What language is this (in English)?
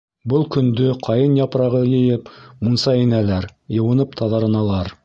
Bashkir